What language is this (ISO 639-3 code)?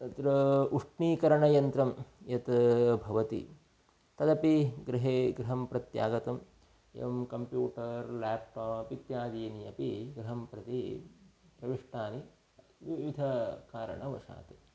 san